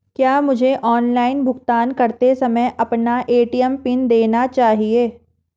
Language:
Hindi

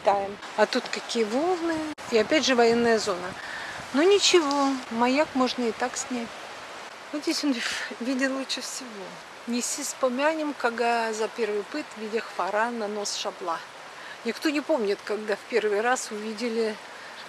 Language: Russian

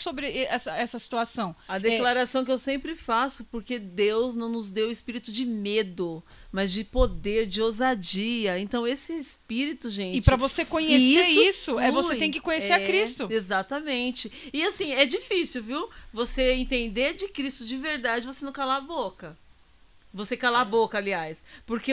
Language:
Portuguese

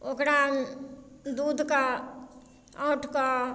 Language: Maithili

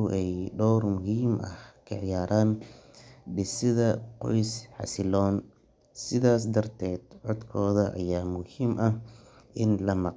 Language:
Somali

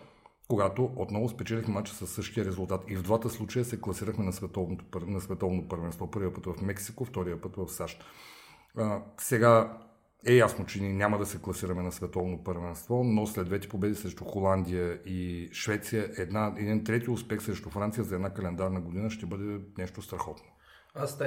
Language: Bulgarian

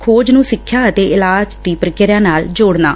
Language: Punjabi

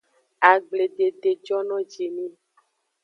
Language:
Aja (Benin)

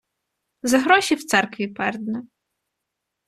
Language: Ukrainian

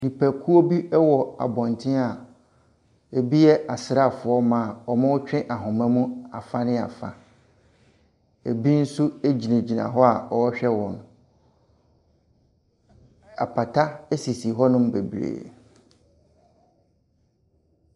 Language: Akan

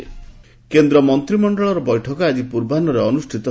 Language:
Odia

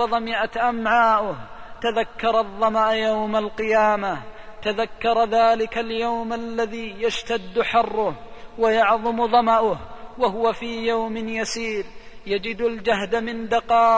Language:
Arabic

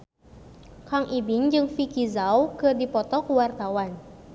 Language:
Sundanese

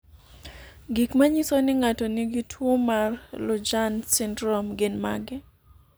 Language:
Luo (Kenya and Tanzania)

